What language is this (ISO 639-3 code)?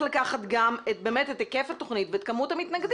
heb